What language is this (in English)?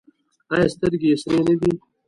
Pashto